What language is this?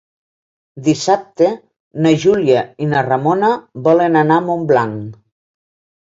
Catalan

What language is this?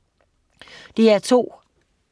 Danish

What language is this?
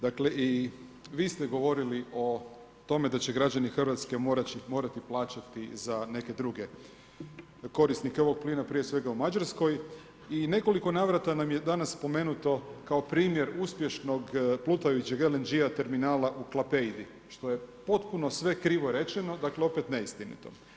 Croatian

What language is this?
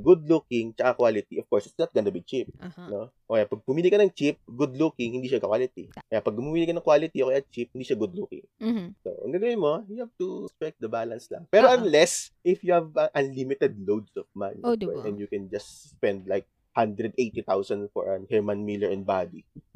Filipino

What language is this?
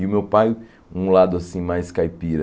Portuguese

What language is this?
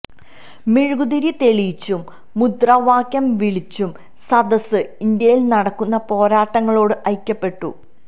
Malayalam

